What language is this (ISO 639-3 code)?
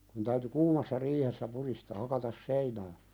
fin